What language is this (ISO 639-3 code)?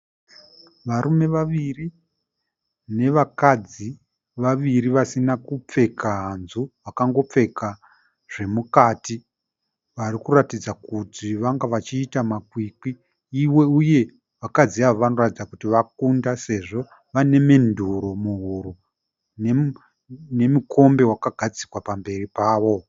sna